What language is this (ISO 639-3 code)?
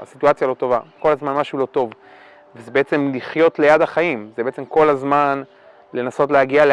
heb